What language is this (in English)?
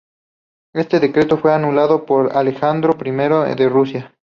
Spanish